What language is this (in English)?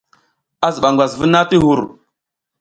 South Giziga